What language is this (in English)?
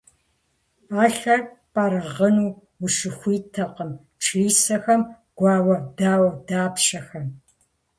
Kabardian